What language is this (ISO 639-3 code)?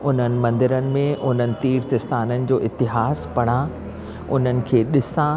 snd